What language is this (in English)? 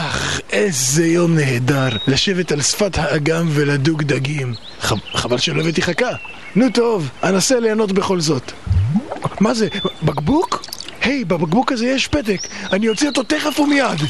Hebrew